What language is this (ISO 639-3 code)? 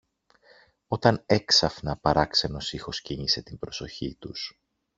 ell